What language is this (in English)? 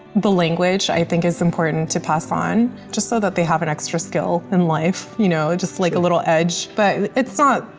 English